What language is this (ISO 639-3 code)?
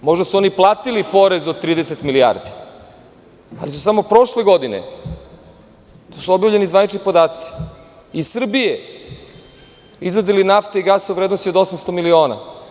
srp